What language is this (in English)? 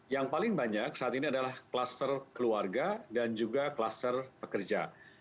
Indonesian